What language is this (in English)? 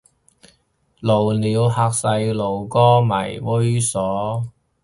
Cantonese